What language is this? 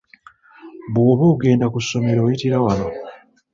Ganda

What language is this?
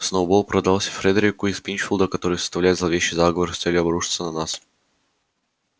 Russian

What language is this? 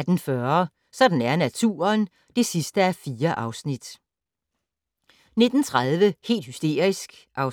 Danish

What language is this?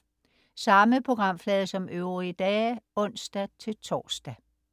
Danish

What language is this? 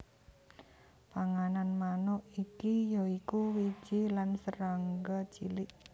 Javanese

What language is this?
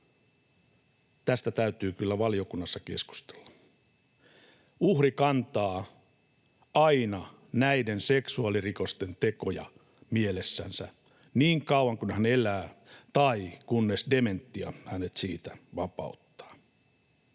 Finnish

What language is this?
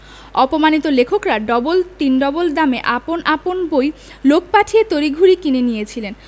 Bangla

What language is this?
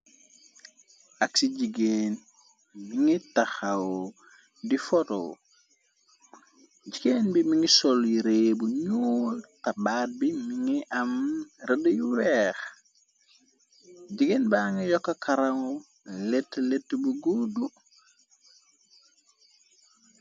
Wolof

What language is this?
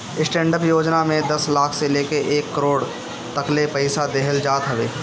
Bhojpuri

